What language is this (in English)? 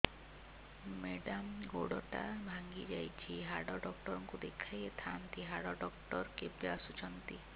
Odia